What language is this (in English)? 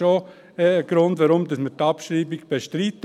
Swiss German